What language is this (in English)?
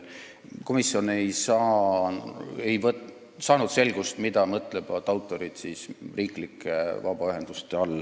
Estonian